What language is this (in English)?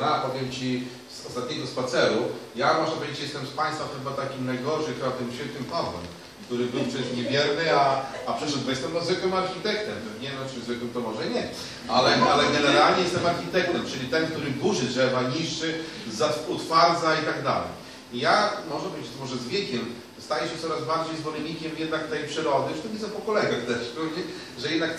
Polish